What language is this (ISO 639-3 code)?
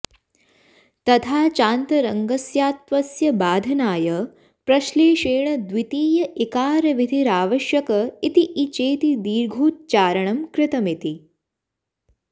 san